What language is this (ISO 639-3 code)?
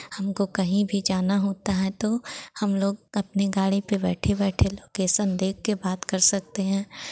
hin